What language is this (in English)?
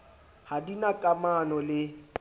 Southern Sotho